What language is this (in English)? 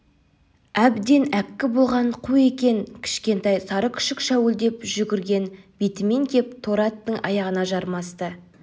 Kazakh